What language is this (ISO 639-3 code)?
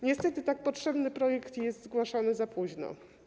pol